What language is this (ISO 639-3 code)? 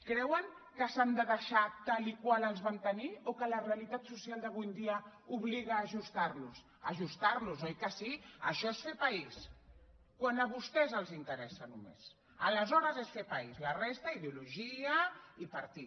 cat